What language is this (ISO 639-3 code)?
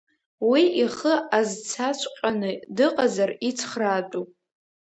abk